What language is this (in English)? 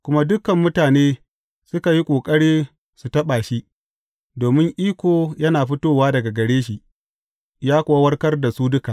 Hausa